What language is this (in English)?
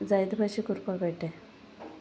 Konkani